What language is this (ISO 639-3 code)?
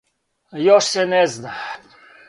srp